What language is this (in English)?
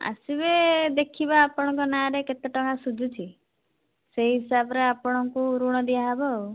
Odia